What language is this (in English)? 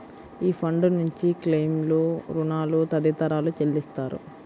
Telugu